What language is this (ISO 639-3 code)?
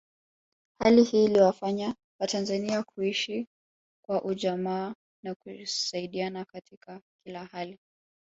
swa